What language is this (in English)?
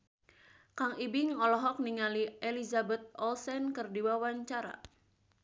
Sundanese